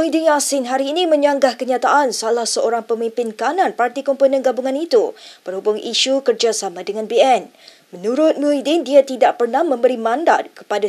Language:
Malay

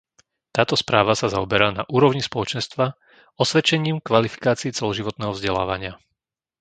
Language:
Slovak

